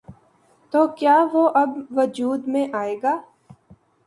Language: Urdu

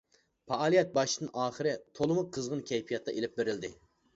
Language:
Uyghur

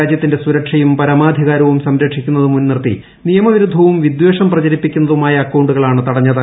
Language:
Malayalam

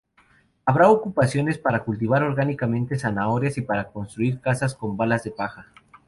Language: Spanish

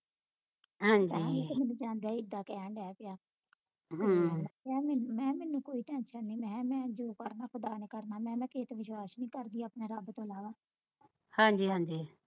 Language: Punjabi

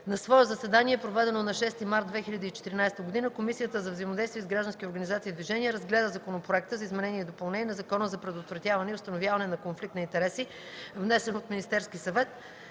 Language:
Bulgarian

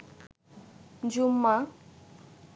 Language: Bangla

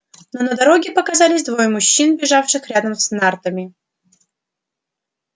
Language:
Russian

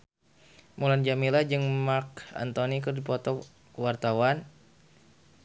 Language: Sundanese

